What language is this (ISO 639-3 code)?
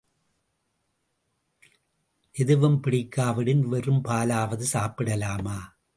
tam